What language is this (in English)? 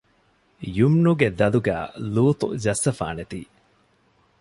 Divehi